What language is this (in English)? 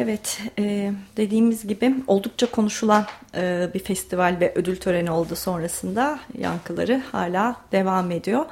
Turkish